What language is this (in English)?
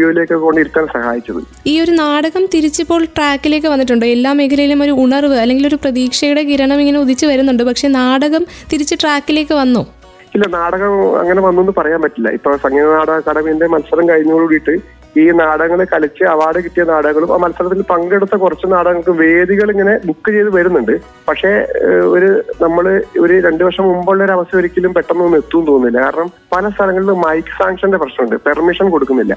Malayalam